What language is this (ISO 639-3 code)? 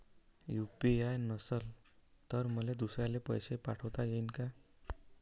mar